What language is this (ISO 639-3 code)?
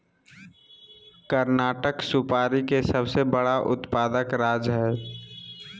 mag